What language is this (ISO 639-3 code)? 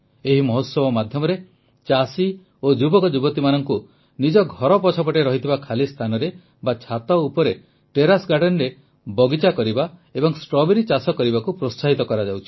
ori